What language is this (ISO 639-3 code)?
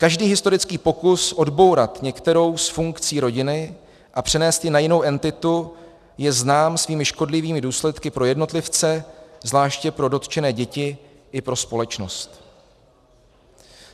ces